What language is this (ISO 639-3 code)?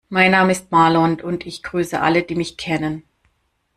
deu